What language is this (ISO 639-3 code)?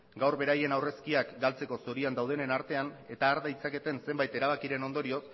eus